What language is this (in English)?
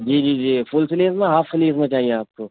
Urdu